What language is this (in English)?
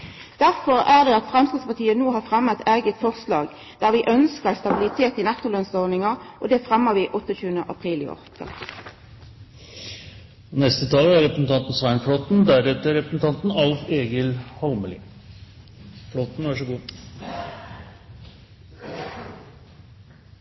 Norwegian Nynorsk